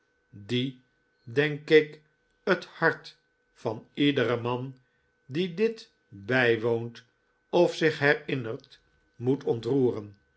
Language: Dutch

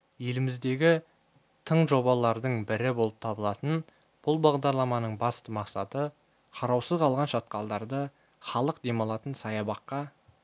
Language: Kazakh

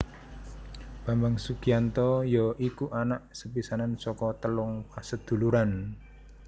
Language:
Javanese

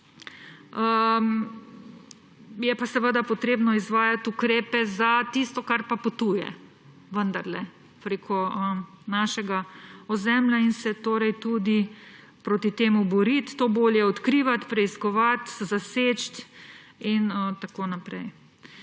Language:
Slovenian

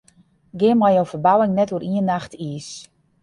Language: Western Frisian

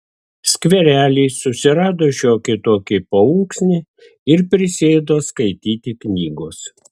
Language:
Lithuanian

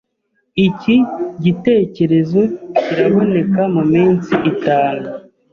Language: Kinyarwanda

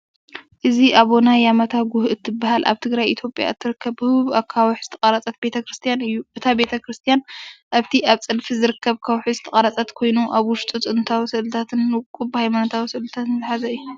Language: Tigrinya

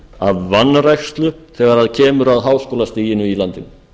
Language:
Icelandic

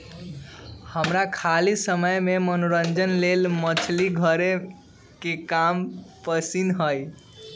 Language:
Magahi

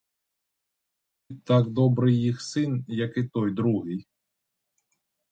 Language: Ukrainian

